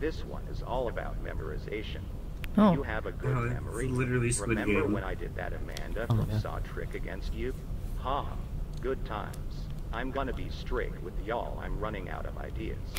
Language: English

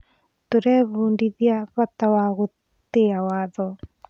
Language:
Kikuyu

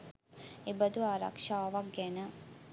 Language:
Sinhala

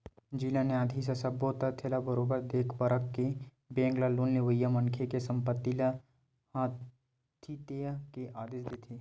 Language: Chhattisgarhi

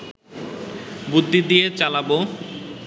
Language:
Bangla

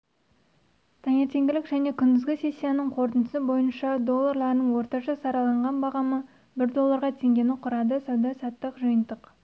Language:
Kazakh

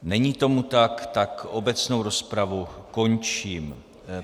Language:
Czech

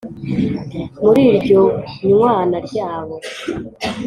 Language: Kinyarwanda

